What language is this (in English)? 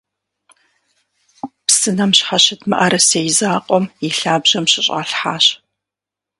Kabardian